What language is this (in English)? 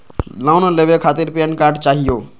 Magahi